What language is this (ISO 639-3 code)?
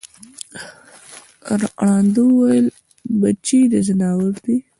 pus